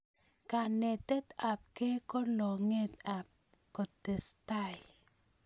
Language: Kalenjin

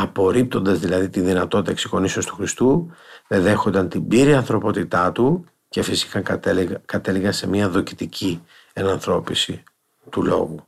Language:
Greek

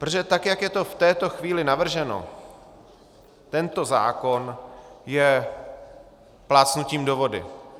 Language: Czech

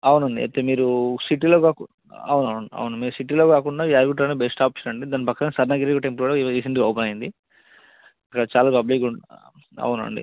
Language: Telugu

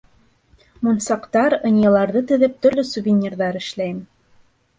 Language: Bashkir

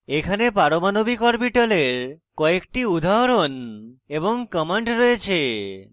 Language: Bangla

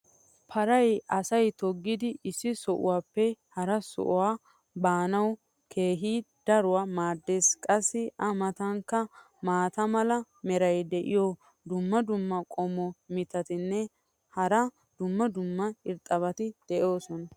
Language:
Wolaytta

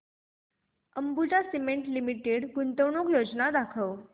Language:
Marathi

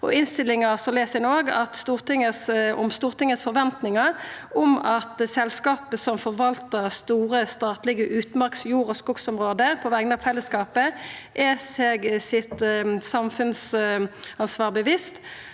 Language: Norwegian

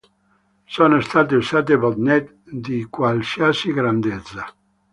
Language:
Italian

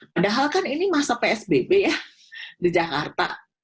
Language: Indonesian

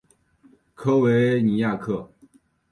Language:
Chinese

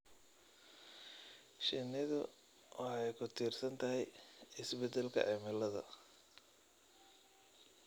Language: Somali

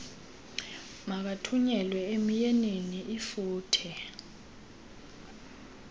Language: Xhosa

